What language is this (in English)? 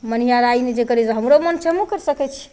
Maithili